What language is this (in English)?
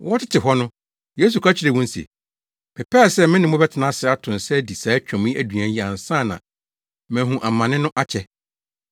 Akan